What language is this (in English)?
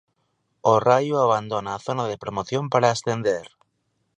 Galician